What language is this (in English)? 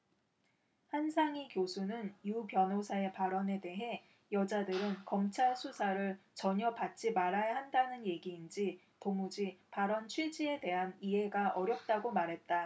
Korean